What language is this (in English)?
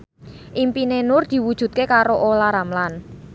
Javanese